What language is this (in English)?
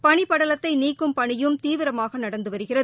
Tamil